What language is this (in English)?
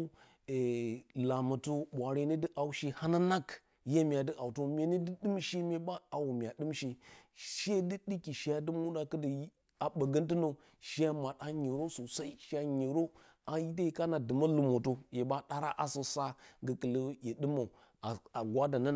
Bacama